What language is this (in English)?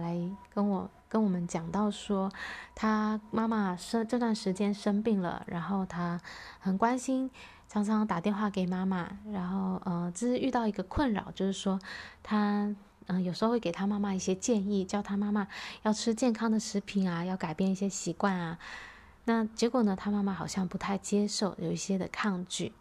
Chinese